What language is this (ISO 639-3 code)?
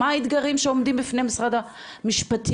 heb